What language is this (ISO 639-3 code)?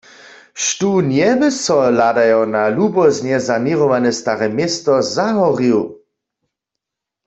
hsb